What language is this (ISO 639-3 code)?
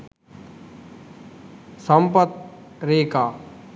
sin